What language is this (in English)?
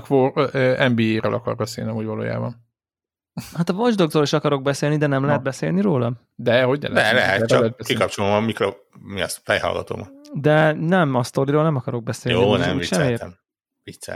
Hungarian